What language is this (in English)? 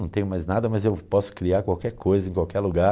Portuguese